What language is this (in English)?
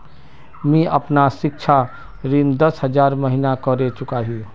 Magahi